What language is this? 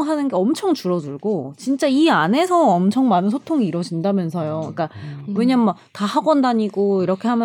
Korean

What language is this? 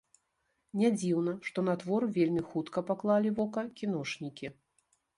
Belarusian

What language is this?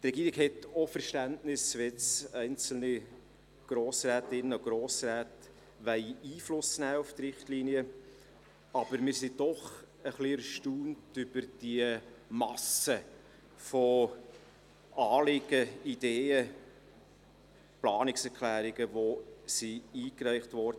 Swiss German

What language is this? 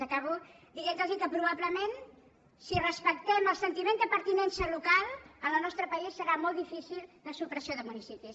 Catalan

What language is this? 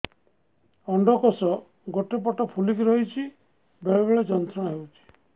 Odia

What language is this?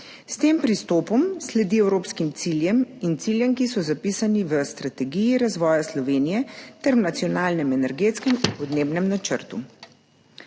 Slovenian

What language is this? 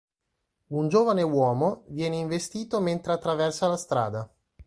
Italian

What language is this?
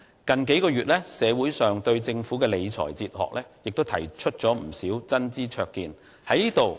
Cantonese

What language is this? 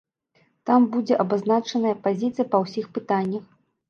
Belarusian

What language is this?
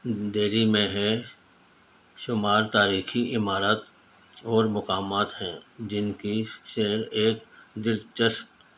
Urdu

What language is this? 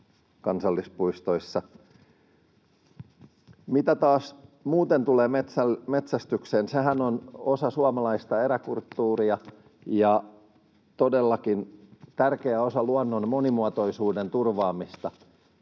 Finnish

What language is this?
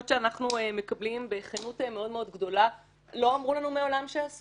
Hebrew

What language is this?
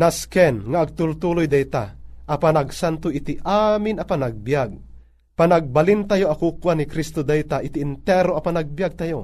Filipino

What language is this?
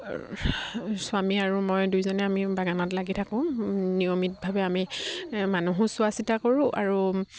Assamese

